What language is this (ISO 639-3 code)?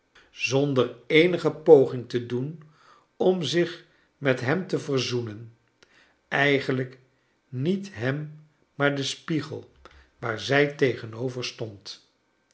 nld